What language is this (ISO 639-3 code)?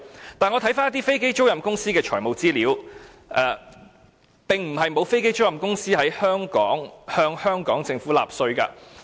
yue